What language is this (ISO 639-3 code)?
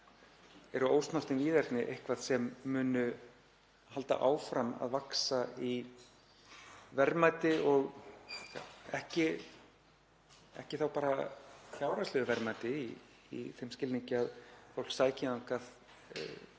isl